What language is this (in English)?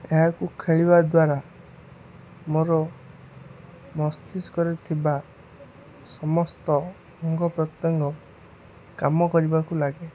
Odia